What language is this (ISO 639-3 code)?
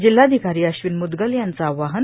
mar